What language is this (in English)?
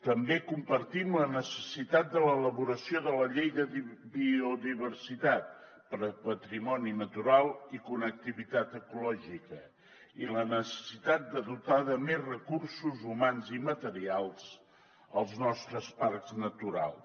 Catalan